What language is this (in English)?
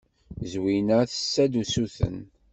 Kabyle